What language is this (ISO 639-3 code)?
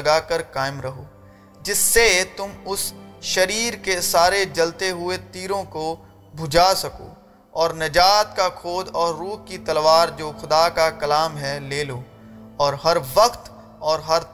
urd